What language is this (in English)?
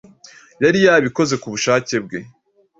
Kinyarwanda